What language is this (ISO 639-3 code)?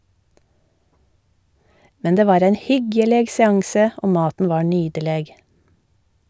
nor